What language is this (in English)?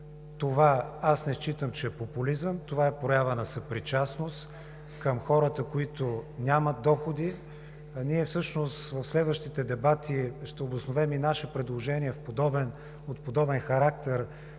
Bulgarian